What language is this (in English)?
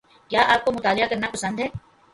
Urdu